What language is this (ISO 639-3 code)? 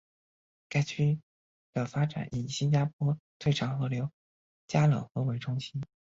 zho